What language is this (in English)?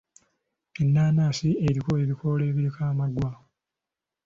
Ganda